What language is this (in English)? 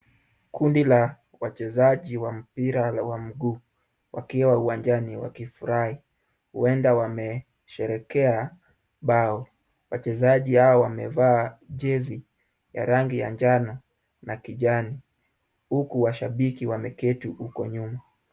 Swahili